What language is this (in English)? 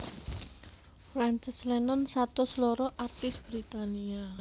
Javanese